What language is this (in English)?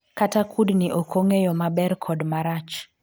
Luo (Kenya and Tanzania)